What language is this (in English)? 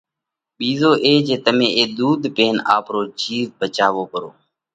Parkari Koli